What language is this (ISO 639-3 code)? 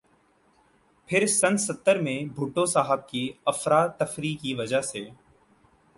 urd